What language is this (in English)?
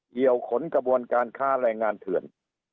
Thai